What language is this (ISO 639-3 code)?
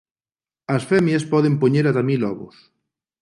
glg